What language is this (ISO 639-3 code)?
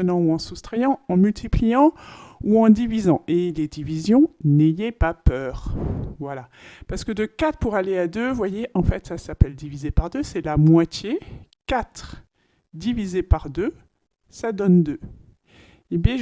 fra